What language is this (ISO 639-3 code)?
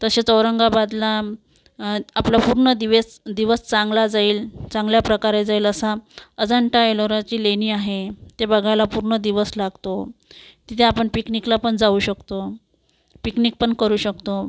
mar